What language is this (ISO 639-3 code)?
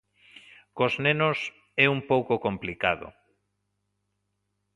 glg